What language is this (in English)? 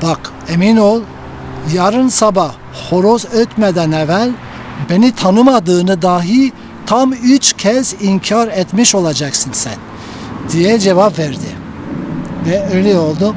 Turkish